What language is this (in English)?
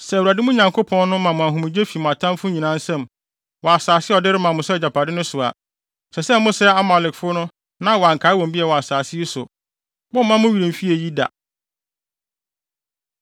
Akan